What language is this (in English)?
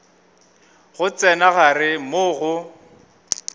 Northern Sotho